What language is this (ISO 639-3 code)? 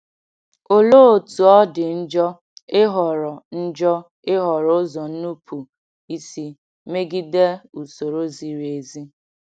ibo